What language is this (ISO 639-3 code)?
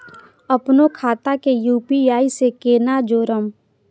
mai